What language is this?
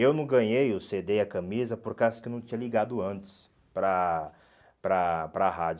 Portuguese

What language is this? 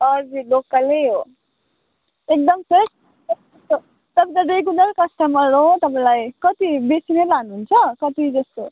Nepali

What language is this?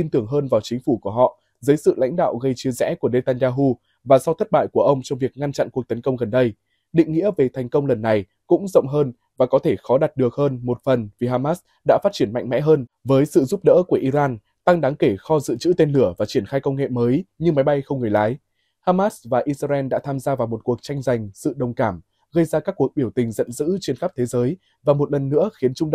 Vietnamese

